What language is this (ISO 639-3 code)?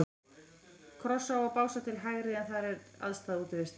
isl